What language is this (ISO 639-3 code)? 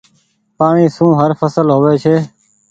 gig